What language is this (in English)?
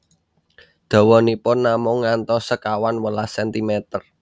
Javanese